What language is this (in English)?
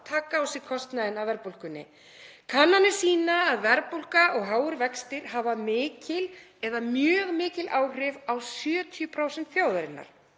Icelandic